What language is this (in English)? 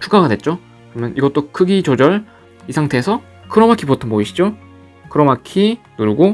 Korean